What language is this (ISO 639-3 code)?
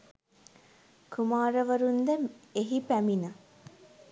sin